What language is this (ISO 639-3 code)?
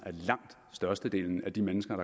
dan